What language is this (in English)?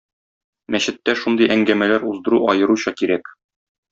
Tatar